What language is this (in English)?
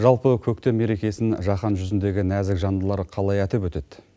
Kazakh